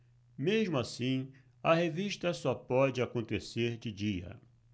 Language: Portuguese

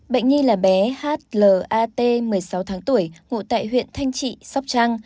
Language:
Vietnamese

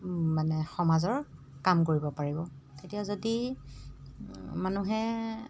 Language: Assamese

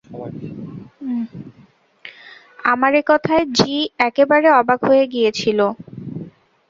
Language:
Bangla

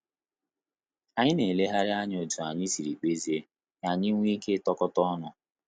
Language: Igbo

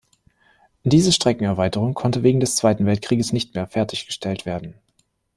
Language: German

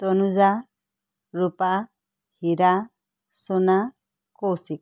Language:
Assamese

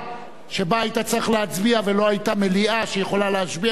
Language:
Hebrew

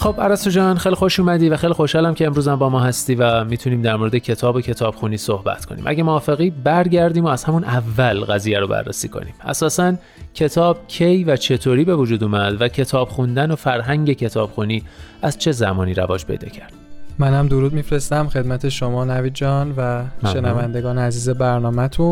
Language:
Persian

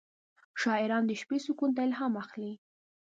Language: Pashto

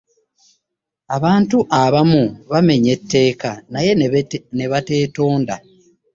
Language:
Ganda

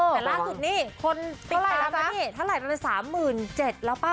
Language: Thai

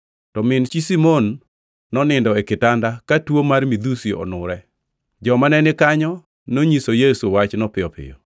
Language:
Luo (Kenya and Tanzania)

